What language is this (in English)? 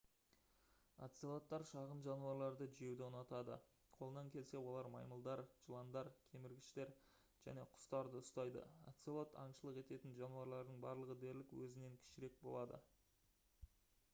Kazakh